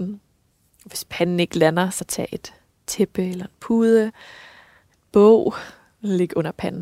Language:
Danish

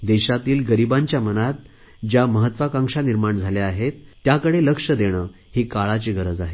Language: Marathi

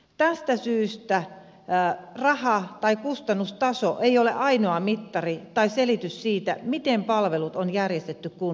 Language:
Finnish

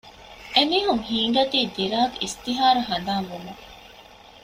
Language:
Divehi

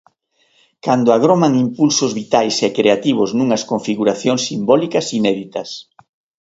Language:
Galician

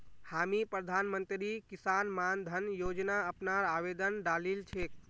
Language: Magahi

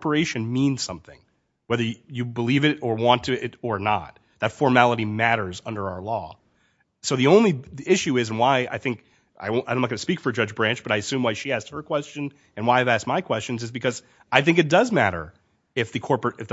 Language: English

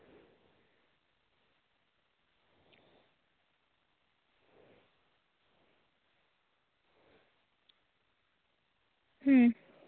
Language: Santali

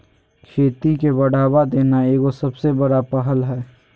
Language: Magahi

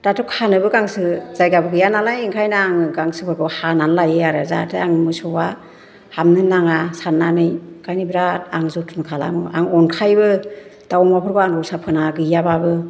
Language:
Bodo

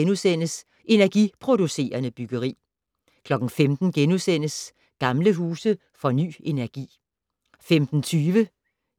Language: Danish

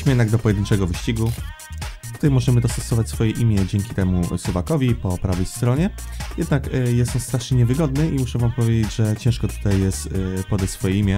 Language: Polish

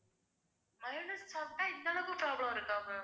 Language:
Tamil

